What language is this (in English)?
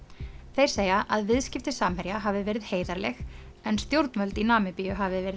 Icelandic